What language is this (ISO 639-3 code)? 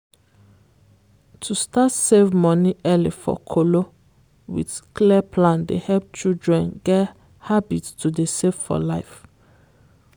pcm